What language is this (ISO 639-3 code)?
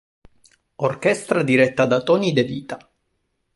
ita